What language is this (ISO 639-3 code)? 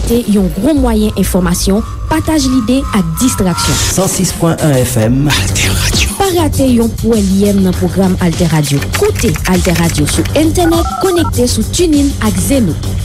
fra